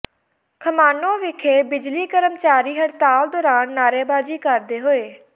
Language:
Punjabi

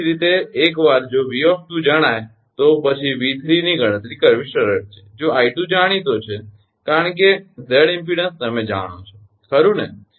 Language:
Gujarati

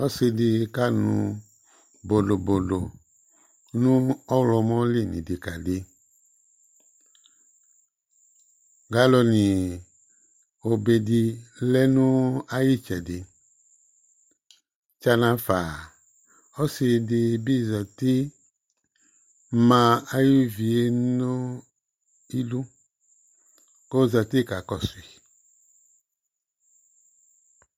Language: Ikposo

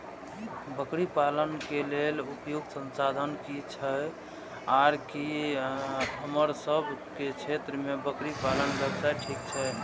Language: Maithili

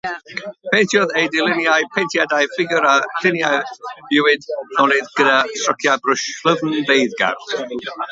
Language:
Welsh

